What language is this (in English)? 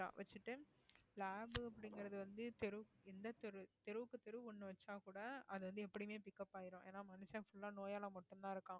Tamil